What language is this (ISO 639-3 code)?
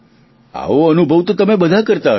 guj